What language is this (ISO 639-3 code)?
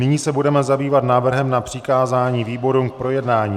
ces